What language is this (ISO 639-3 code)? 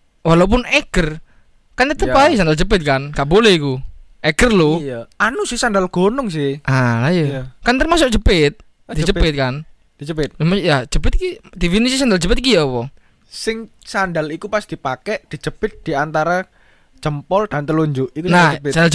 ind